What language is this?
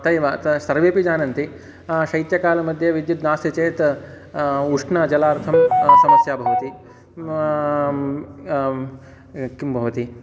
Sanskrit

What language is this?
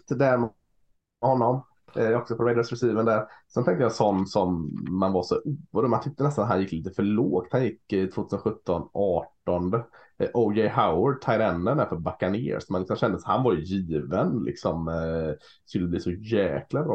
Swedish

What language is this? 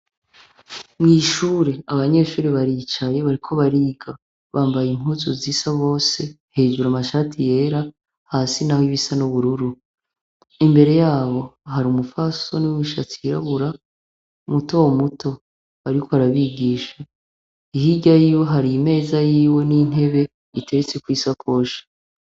Rundi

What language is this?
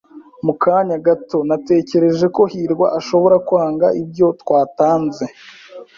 Kinyarwanda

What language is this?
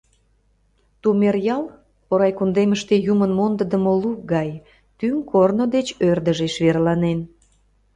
Mari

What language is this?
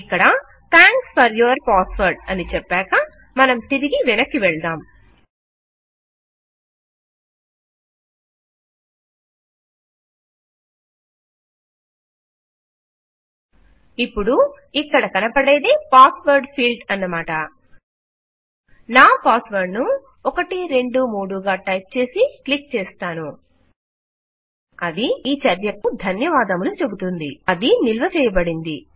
Telugu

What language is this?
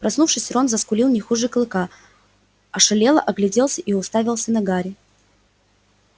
Russian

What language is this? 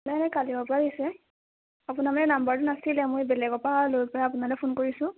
Assamese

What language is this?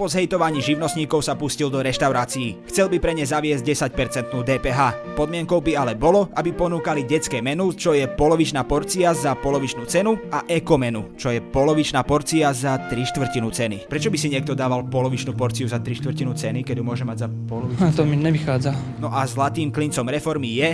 Slovak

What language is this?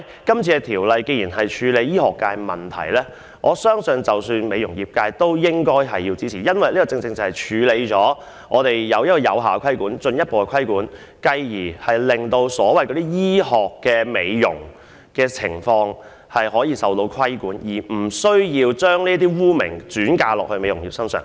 Cantonese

